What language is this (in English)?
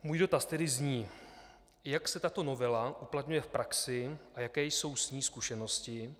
Czech